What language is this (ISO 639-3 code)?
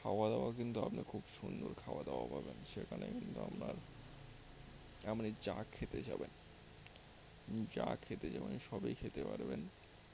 ben